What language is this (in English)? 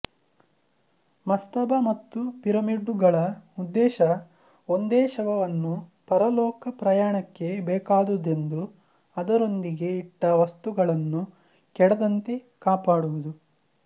Kannada